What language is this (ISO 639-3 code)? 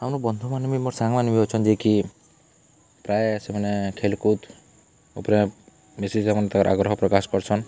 ori